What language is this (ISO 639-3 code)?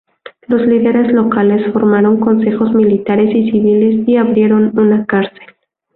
spa